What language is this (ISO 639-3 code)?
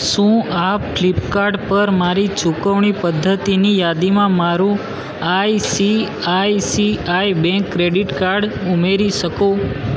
guj